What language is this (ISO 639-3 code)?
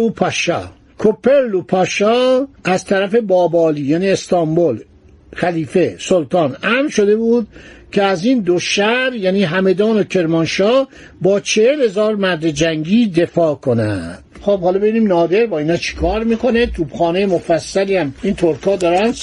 fas